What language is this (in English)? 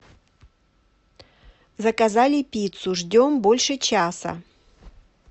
Russian